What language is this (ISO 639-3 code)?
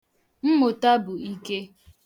ibo